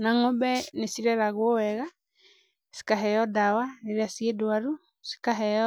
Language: Kikuyu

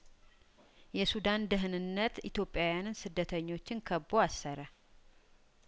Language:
Amharic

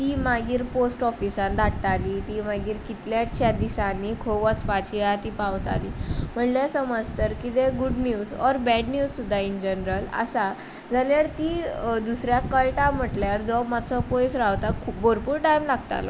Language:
Konkani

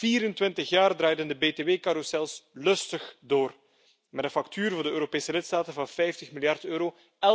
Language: Dutch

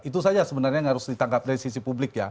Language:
Indonesian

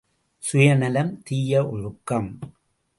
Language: Tamil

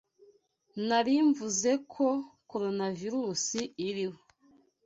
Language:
Kinyarwanda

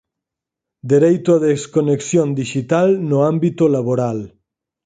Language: Galician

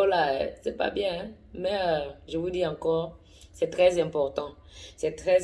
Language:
French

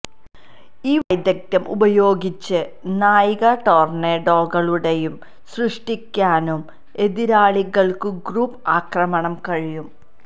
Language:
Malayalam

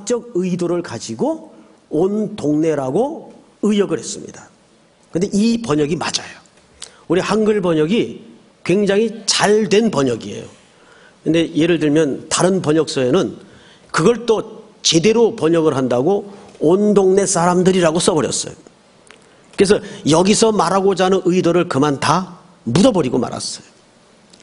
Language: Korean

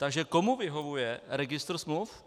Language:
Czech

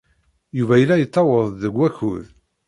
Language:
Kabyle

